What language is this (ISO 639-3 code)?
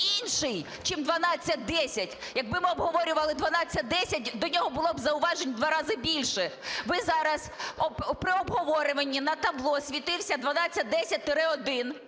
ukr